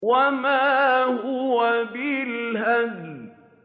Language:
Arabic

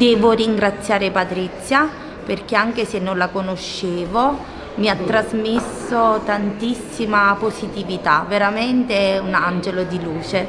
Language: Italian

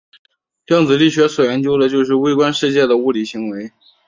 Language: Chinese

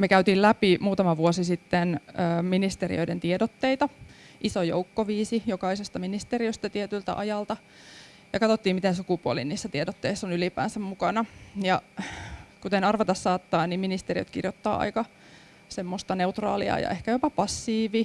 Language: Finnish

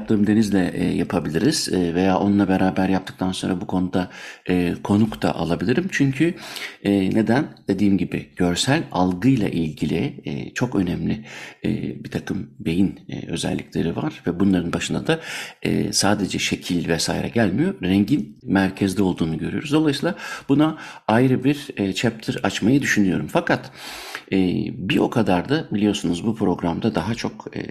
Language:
Turkish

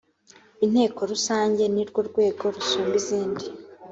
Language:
Kinyarwanda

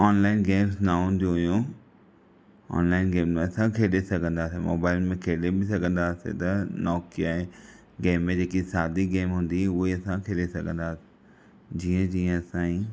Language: Sindhi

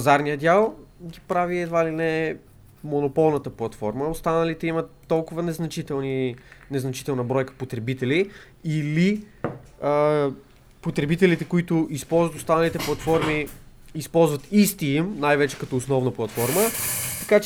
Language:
Bulgarian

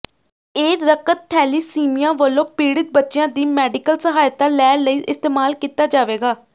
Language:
Punjabi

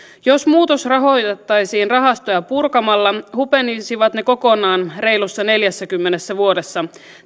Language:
Finnish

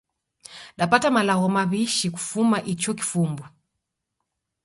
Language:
Taita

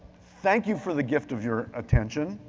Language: English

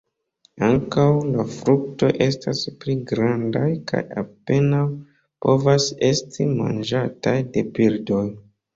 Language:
Esperanto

